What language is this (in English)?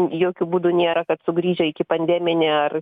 Lithuanian